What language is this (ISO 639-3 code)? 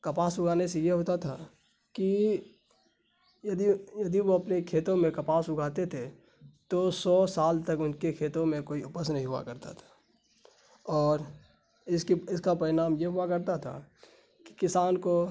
urd